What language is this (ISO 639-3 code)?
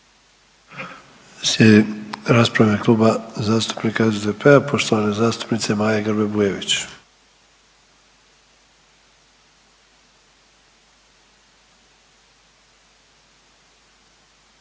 hrv